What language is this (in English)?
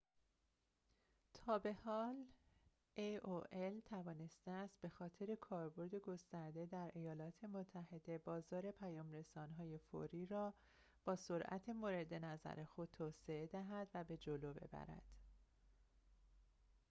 Persian